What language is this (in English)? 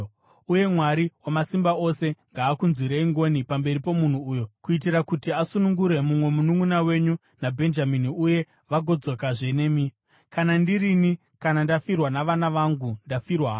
Shona